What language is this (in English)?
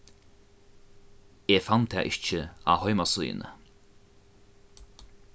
Faroese